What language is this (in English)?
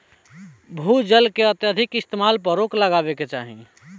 Bhojpuri